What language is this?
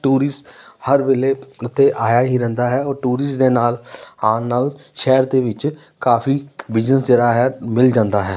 Punjabi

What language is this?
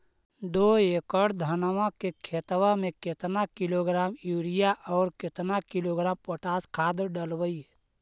Magahi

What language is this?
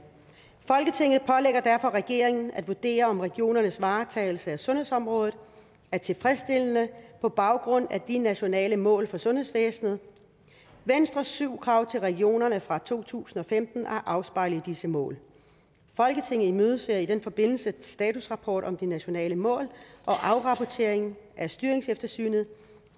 Danish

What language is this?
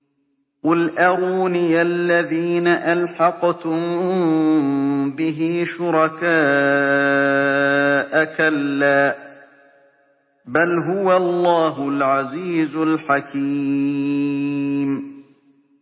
Arabic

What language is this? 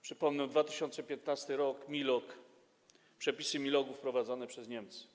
Polish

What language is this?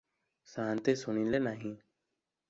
Odia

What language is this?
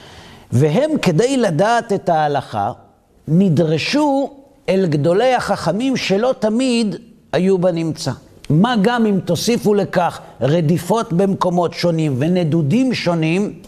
Hebrew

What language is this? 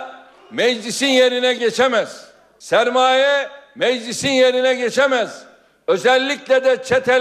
Turkish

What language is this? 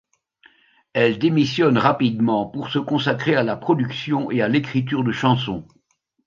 French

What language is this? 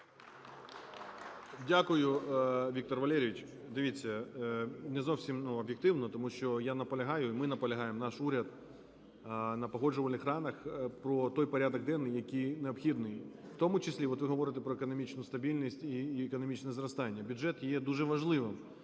Ukrainian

